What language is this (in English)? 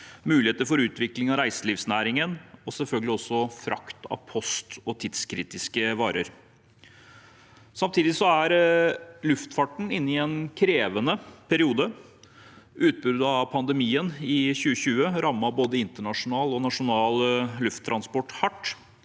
Norwegian